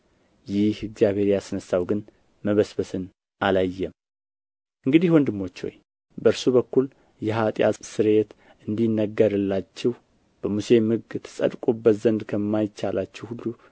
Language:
Amharic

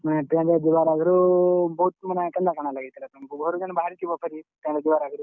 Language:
Odia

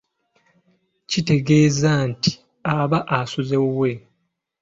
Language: Ganda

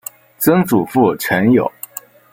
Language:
Chinese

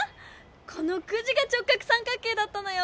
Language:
Japanese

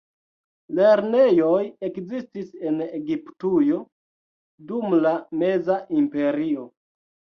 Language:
Esperanto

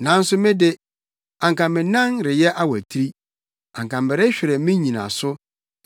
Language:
Akan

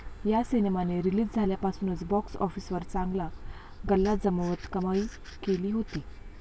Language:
Marathi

